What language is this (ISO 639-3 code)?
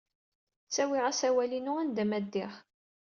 kab